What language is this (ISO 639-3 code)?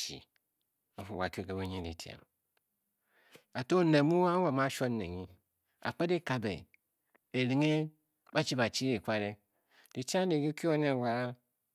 bky